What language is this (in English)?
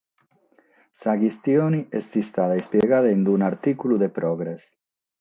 Sardinian